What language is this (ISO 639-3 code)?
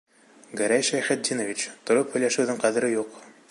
bak